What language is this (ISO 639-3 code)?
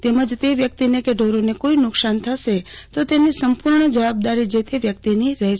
guj